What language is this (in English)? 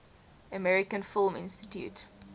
English